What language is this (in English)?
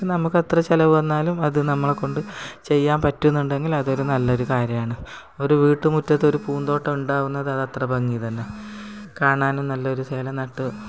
Malayalam